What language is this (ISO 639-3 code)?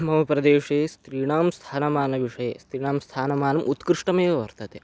san